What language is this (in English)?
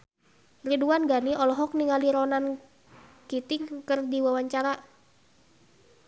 Sundanese